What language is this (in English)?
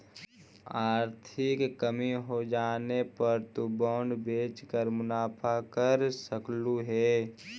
Magahi